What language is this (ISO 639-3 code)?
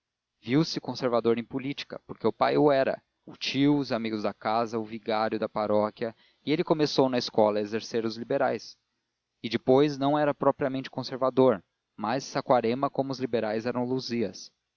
por